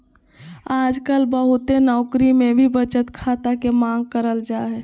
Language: Magahi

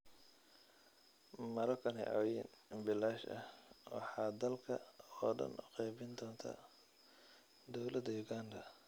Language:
Somali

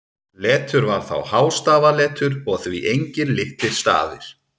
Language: Icelandic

